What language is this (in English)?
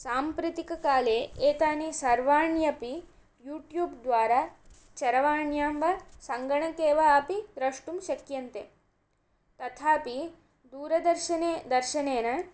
Sanskrit